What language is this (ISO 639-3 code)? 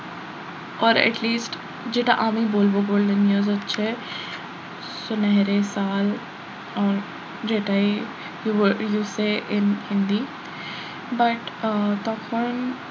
ben